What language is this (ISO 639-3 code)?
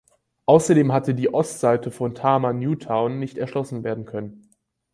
deu